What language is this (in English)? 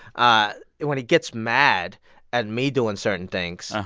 English